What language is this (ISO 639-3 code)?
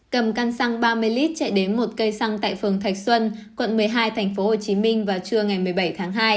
vie